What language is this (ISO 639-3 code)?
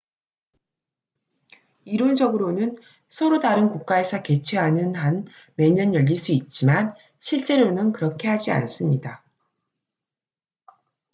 kor